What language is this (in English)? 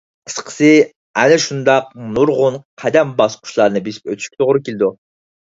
Uyghur